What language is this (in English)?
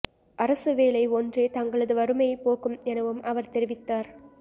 Tamil